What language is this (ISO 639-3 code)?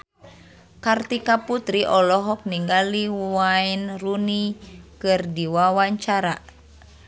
sun